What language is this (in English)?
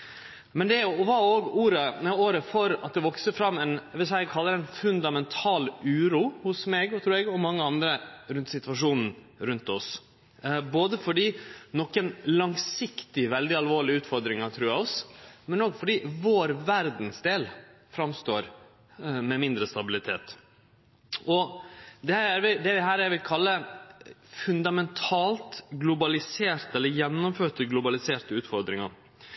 Norwegian Nynorsk